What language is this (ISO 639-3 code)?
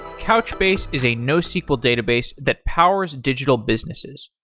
eng